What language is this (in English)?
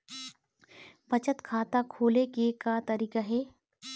Chhattisgarhi